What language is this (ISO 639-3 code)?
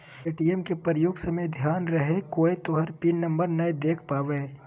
mag